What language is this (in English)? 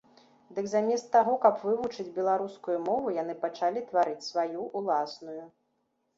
Belarusian